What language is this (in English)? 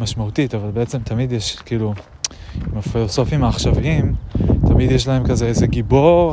Hebrew